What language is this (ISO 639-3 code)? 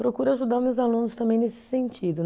por